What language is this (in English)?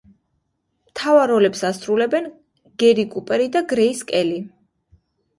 Georgian